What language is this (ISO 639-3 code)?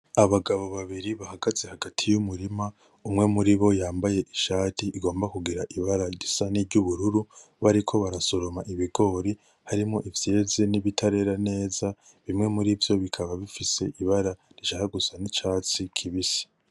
run